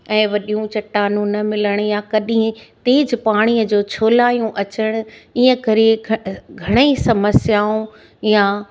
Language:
Sindhi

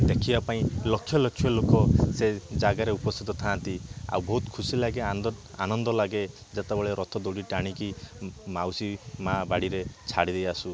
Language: Odia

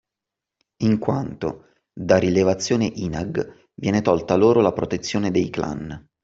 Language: Italian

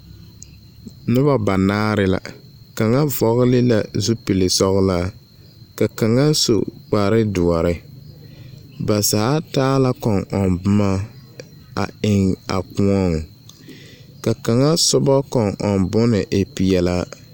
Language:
Southern Dagaare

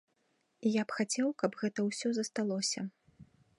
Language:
Belarusian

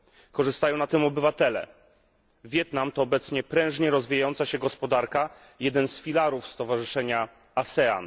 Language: Polish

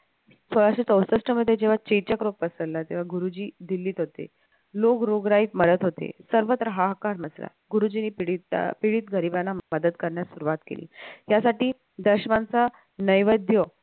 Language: Marathi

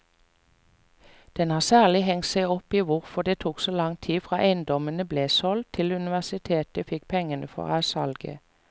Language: Norwegian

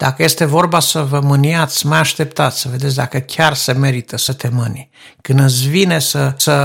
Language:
Romanian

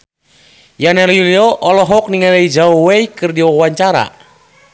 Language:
Sundanese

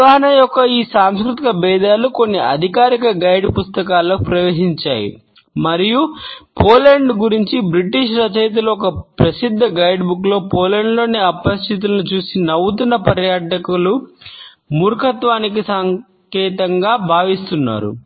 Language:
Telugu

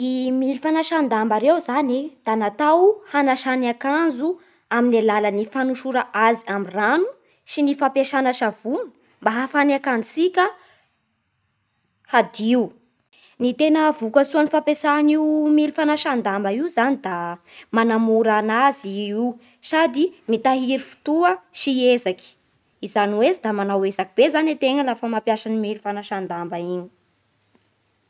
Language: Bara Malagasy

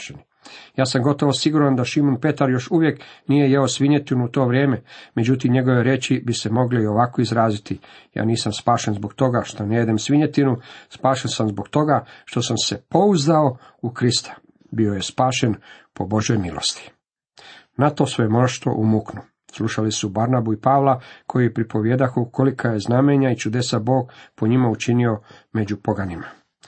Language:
Croatian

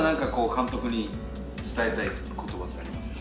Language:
Japanese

